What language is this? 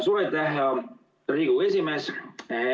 Estonian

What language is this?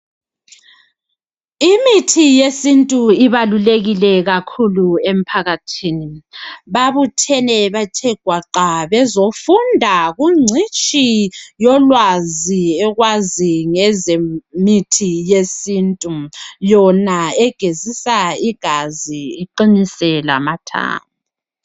North Ndebele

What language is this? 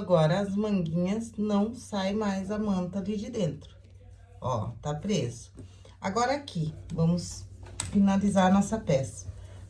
Portuguese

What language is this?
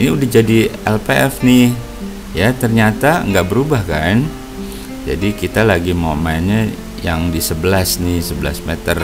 Indonesian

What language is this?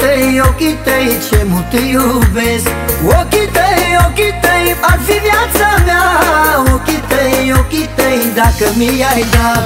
Romanian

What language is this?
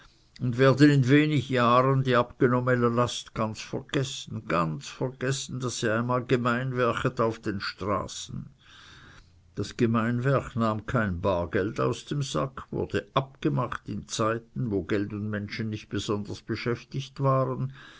German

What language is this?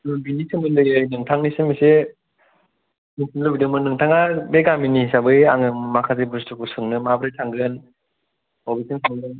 Bodo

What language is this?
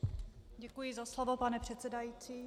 Czech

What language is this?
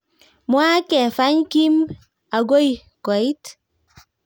Kalenjin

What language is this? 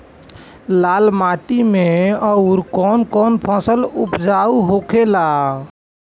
Bhojpuri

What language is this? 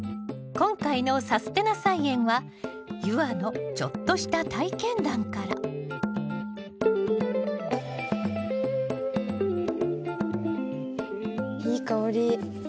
Japanese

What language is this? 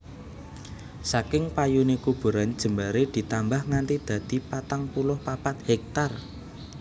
Javanese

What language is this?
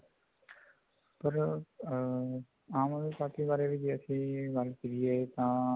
Punjabi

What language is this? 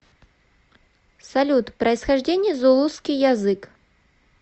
Russian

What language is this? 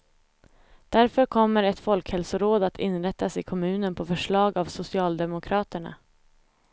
Swedish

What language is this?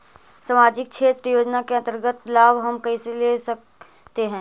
Magahi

